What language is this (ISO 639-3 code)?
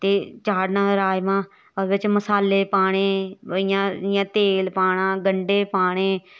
doi